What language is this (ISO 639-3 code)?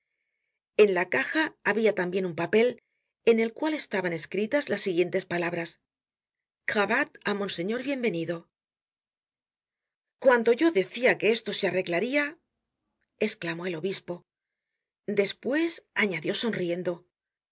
spa